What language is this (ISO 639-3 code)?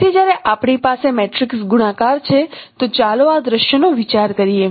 guj